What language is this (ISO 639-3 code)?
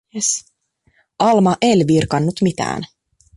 fin